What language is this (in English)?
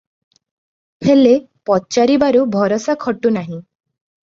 Odia